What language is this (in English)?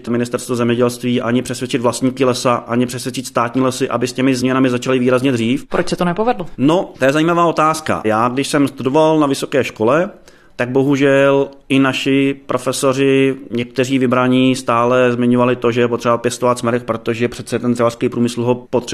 Czech